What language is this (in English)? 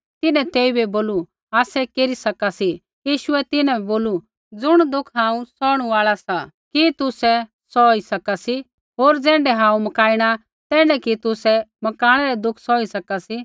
Kullu Pahari